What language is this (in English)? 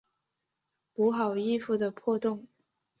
Chinese